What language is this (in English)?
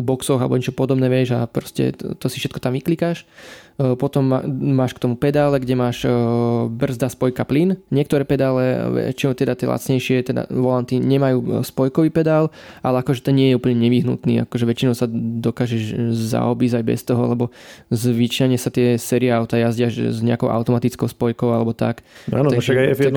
Slovak